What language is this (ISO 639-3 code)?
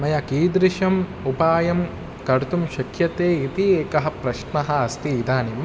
san